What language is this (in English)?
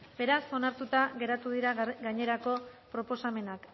Basque